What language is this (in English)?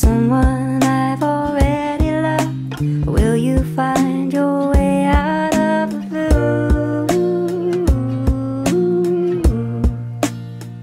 English